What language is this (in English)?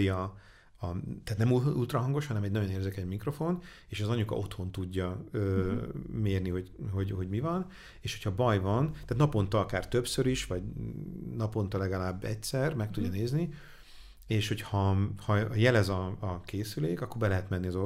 Hungarian